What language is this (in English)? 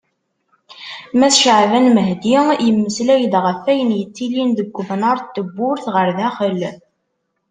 Kabyle